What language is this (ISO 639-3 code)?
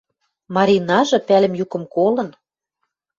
mrj